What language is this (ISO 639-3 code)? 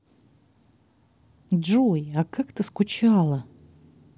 rus